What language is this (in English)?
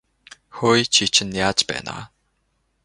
Mongolian